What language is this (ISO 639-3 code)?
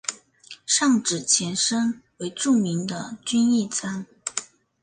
zho